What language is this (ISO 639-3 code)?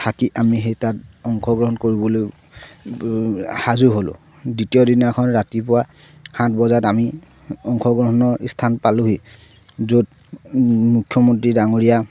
asm